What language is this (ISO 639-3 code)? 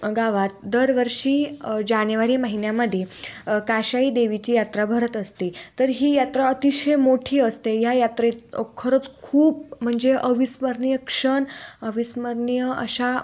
mar